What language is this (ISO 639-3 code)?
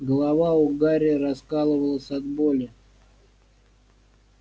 rus